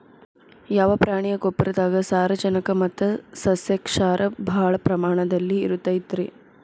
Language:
Kannada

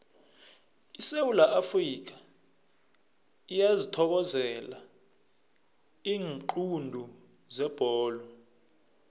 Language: South Ndebele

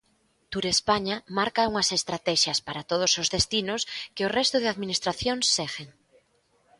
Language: Galician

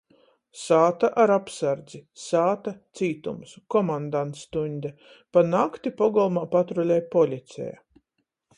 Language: Latgalian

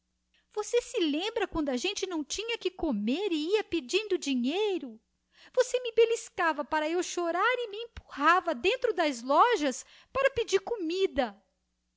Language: Portuguese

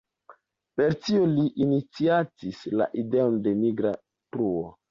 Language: Esperanto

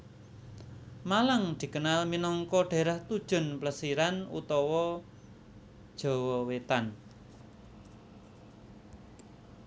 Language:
Javanese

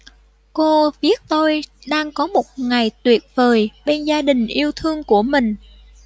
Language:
Vietnamese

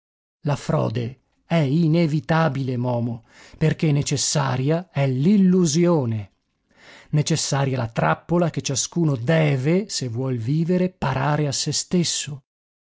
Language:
Italian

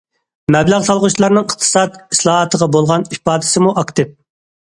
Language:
Uyghur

